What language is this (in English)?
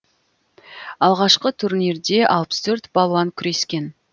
Kazakh